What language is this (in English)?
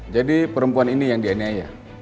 Indonesian